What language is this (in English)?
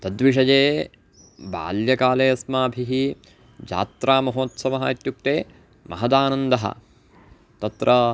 Sanskrit